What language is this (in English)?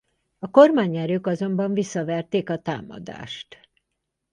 Hungarian